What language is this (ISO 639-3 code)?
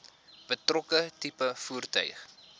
afr